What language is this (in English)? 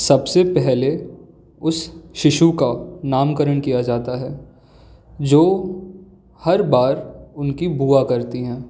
Hindi